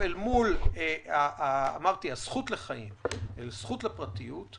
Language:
Hebrew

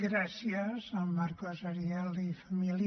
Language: Catalan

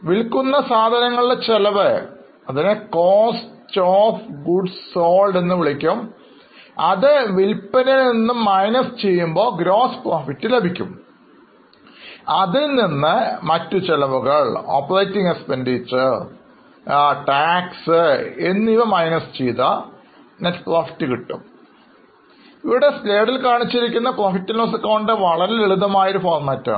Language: Malayalam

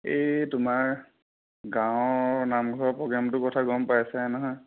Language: Assamese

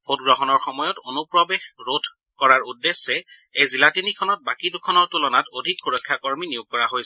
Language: Assamese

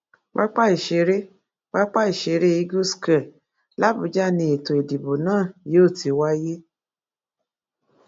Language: Yoruba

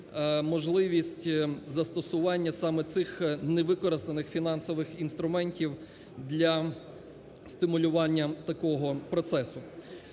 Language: Ukrainian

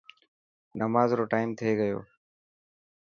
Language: Dhatki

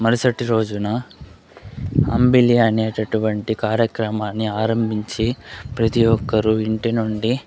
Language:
Telugu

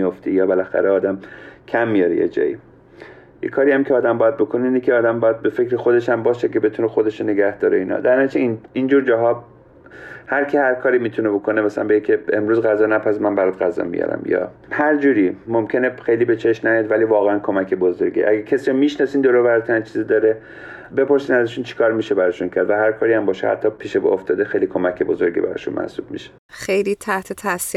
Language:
Persian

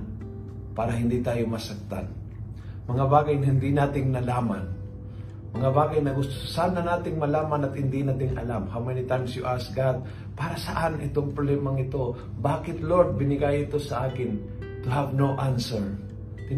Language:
Filipino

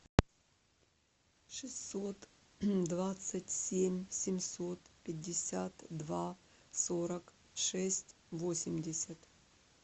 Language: Russian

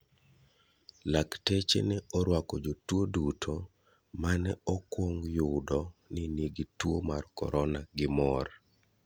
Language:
Luo (Kenya and Tanzania)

